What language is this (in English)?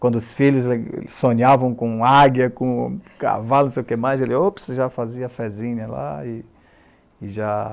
Portuguese